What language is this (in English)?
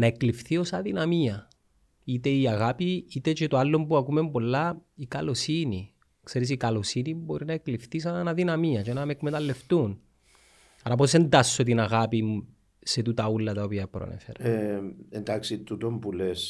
Greek